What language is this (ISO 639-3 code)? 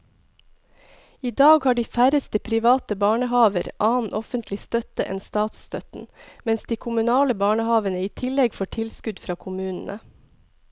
nor